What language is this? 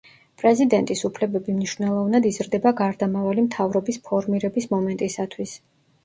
Georgian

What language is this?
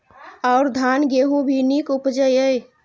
Maithili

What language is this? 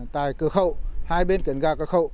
Vietnamese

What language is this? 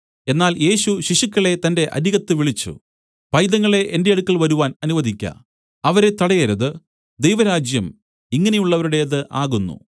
Malayalam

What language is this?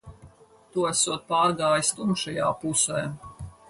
Latvian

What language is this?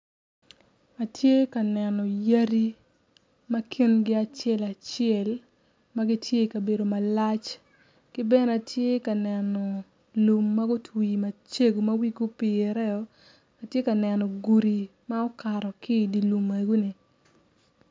Acoli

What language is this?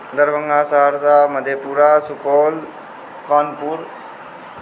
Maithili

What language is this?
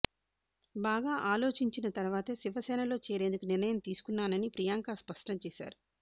Telugu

